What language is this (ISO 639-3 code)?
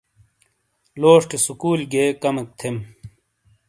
scl